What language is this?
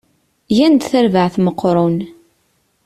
Kabyle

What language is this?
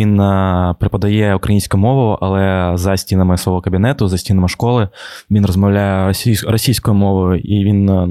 Ukrainian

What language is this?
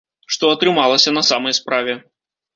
Belarusian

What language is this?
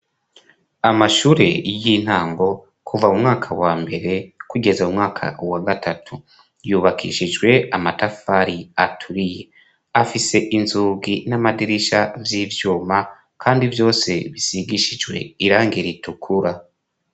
Rundi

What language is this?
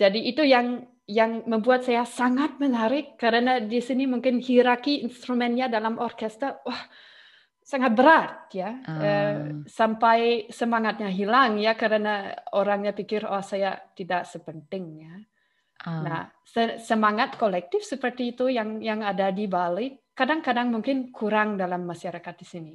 Indonesian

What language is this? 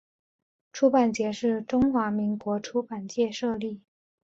Chinese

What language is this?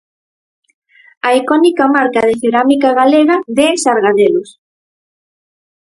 Galician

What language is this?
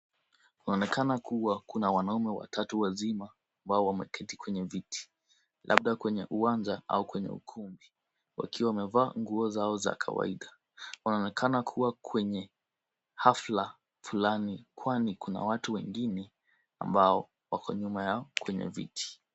Swahili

